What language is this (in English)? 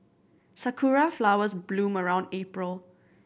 English